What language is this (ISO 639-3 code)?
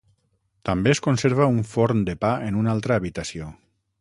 cat